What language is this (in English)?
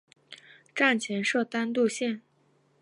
Chinese